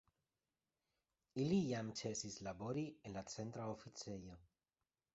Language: Esperanto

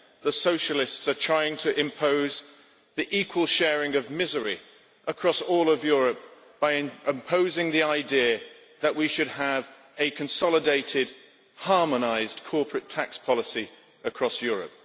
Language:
English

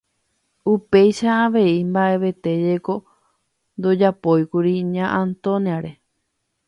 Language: Guarani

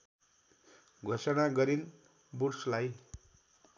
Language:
Nepali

